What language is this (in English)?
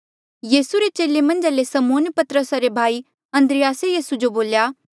Mandeali